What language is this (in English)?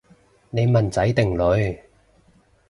Cantonese